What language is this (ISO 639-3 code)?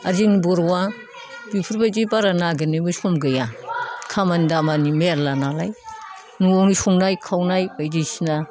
brx